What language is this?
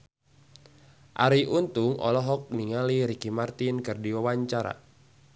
Sundanese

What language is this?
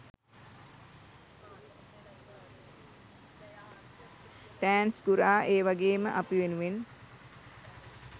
Sinhala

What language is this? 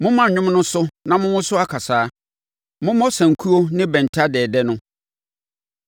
Akan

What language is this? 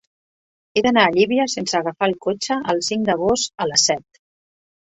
Catalan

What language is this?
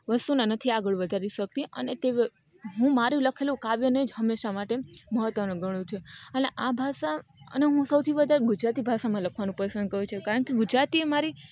Gujarati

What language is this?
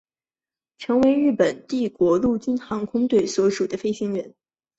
Chinese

